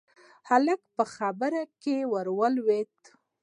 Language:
Pashto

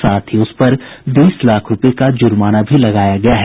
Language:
Hindi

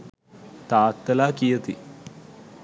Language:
Sinhala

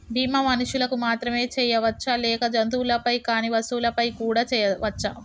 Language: Telugu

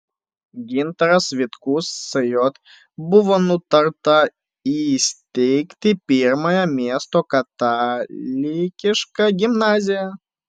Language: Lithuanian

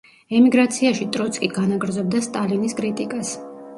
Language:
Georgian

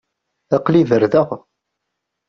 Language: Kabyle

